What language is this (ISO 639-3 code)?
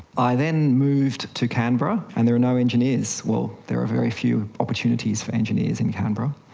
eng